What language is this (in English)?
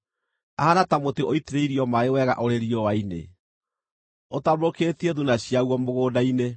Kikuyu